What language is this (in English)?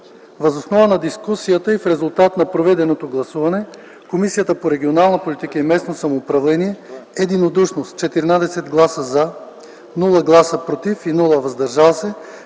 Bulgarian